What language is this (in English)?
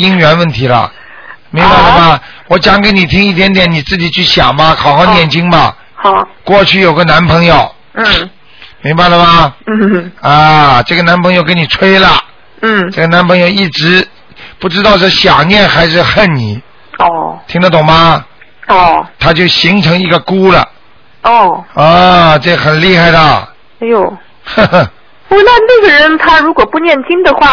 Chinese